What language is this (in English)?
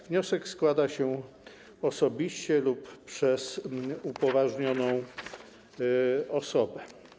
Polish